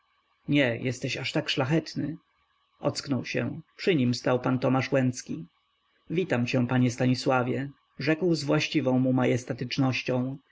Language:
Polish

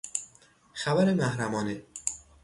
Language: Persian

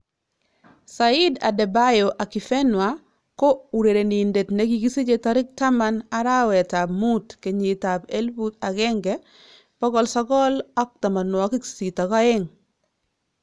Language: Kalenjin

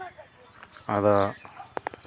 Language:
Santali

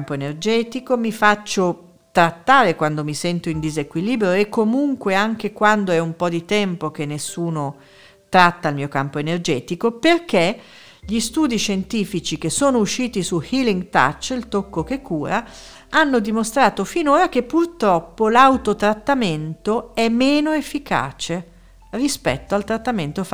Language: Italian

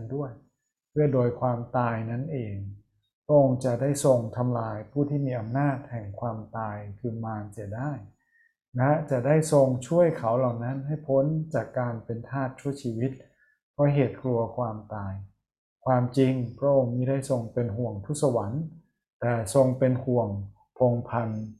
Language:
Thai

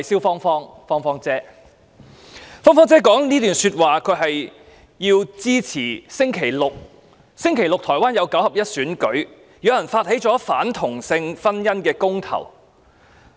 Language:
Cantonese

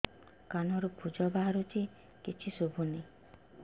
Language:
Odia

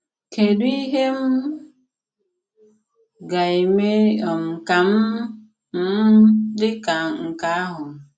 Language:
Igbo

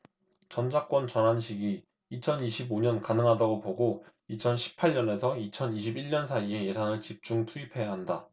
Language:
Korean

